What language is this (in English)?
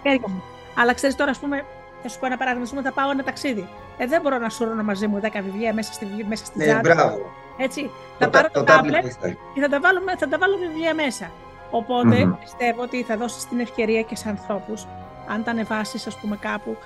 Greek